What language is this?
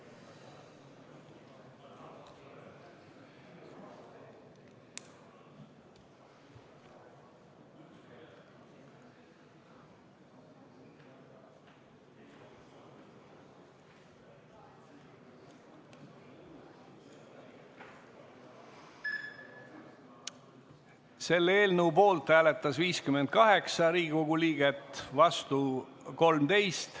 Estonian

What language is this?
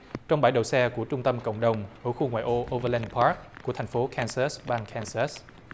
Vietnamese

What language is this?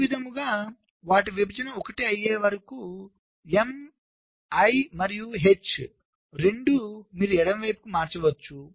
Telugu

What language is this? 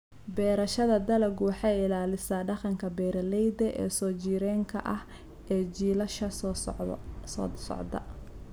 Somali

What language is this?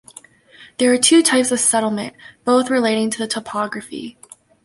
English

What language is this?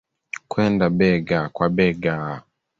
Swahili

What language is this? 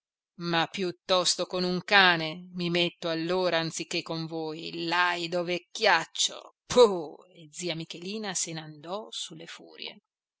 Italian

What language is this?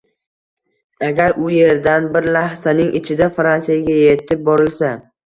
Uzbek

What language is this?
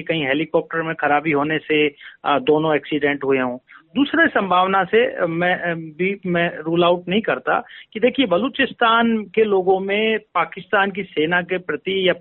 Hindi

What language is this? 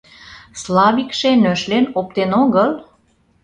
Mari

